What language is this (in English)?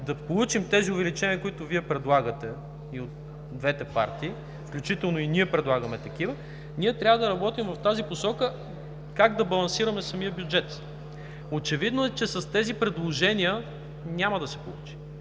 Bulgarian